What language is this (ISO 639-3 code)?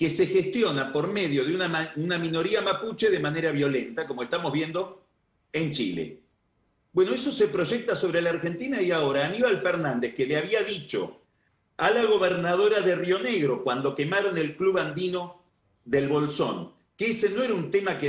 spa